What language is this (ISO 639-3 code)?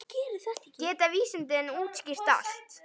isl